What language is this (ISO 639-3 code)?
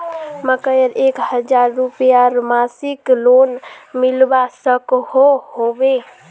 mag